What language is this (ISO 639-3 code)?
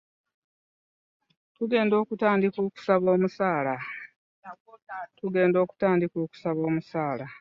lug